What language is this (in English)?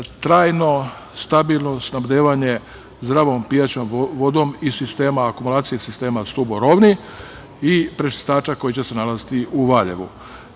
Serbian